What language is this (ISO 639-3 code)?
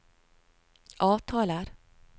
nor